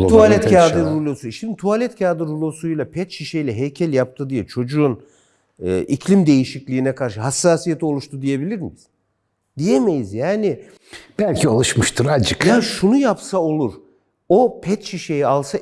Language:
Turkish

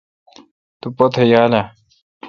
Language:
Kalkoti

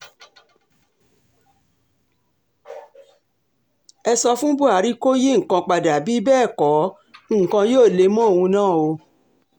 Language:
Yoruba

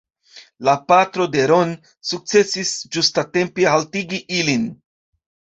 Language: Esperanto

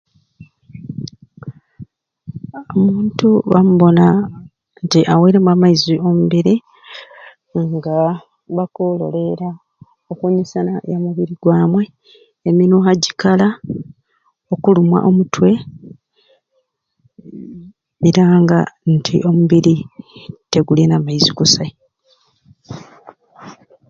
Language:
Ruuli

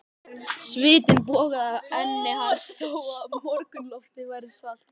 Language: Icelandic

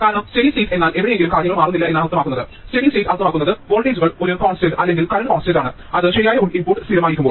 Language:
Malayalam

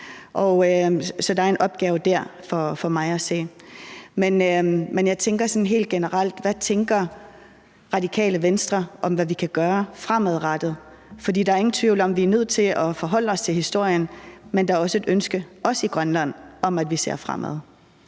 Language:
Danish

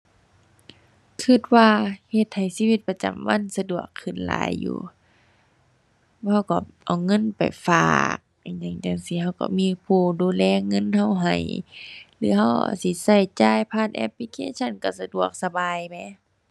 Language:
Thai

